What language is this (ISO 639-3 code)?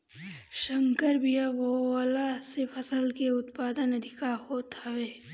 bho